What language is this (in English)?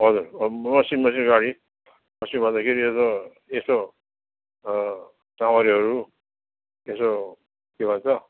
Nepali